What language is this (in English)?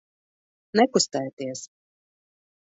Latvian